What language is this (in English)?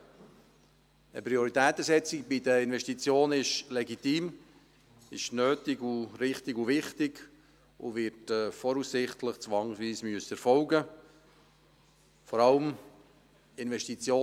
Swiss German